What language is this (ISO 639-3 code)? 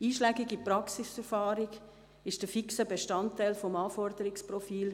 gsw